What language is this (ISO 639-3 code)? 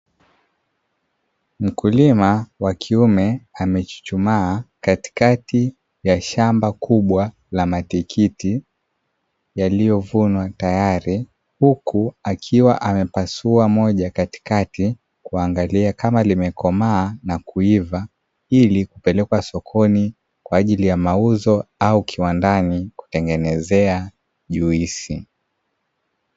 swa